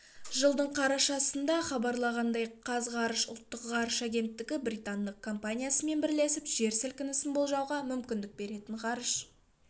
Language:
Kazakh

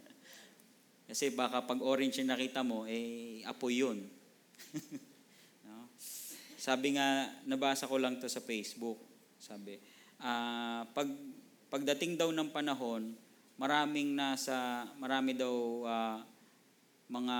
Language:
Filipino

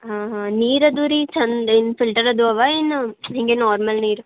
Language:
Kannada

